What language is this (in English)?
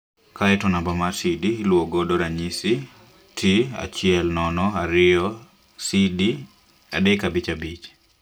Luo (Kenya and Tanzania)